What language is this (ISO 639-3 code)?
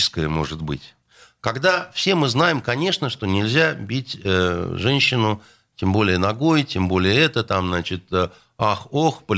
rus